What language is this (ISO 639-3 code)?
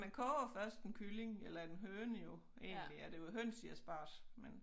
dan